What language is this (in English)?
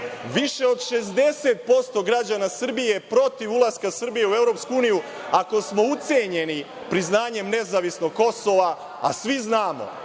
Serbian